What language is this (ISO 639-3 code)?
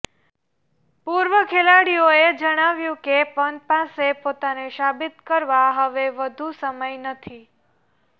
guj